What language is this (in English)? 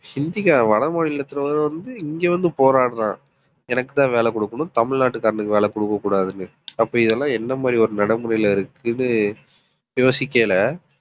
Tamil